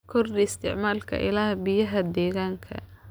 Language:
Somali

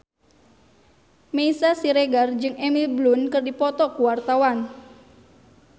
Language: Sundanese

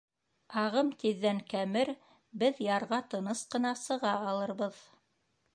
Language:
Bashkir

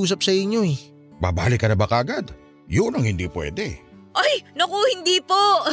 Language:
Filipino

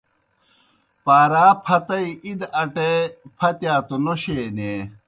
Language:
Kohistani Shina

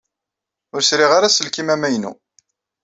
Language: Kabyle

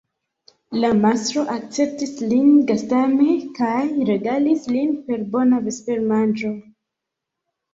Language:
Esperanto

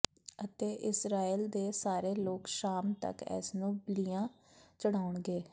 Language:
Punjabi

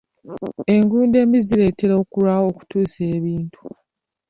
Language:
Ganda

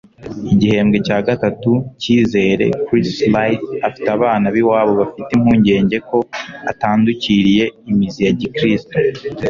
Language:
Kinyarwanda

